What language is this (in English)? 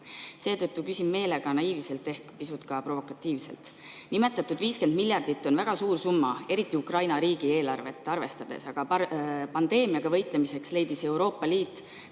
Estonian